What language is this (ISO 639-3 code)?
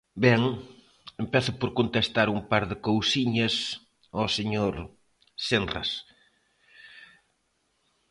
glg